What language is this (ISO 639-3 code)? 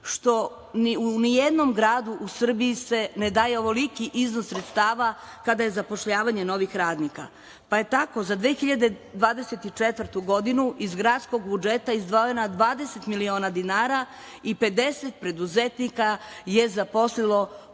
srp